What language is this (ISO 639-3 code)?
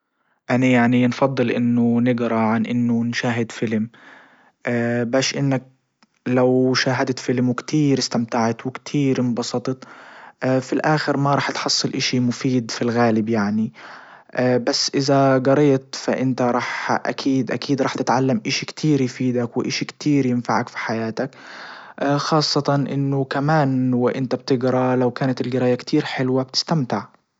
ayl